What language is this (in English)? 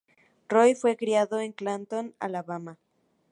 Spanish